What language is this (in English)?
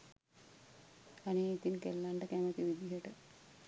Sinhala